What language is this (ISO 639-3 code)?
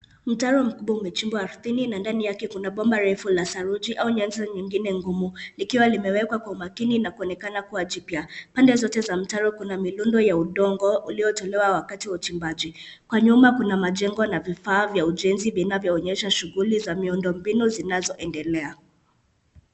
swa